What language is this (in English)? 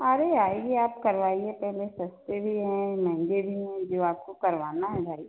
Hindi